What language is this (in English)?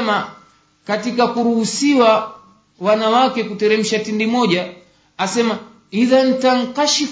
Swahili